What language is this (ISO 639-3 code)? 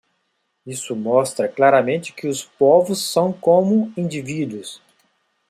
por